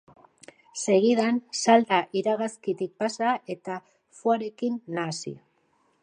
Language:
Basque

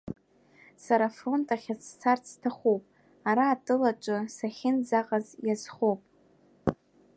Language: Abkhazian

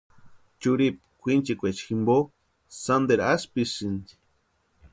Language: Western Highland Purepecha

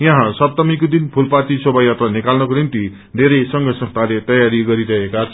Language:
Nepali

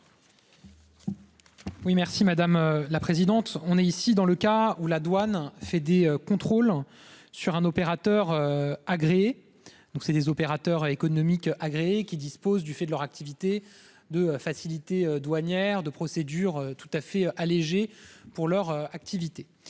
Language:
French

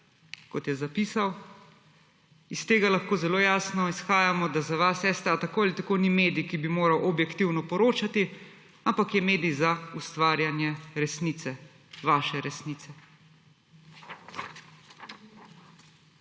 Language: Slovenian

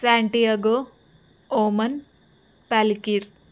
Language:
Telugu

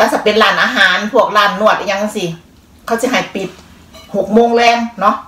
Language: Thai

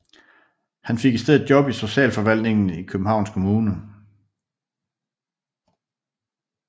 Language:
Danish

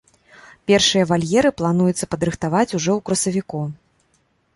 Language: Belarusian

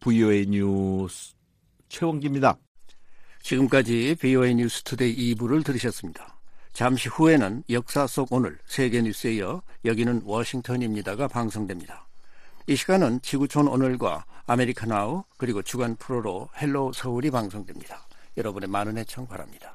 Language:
Korean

